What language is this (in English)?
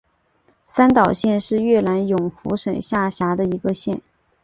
Chinese